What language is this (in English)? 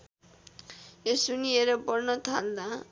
Nepali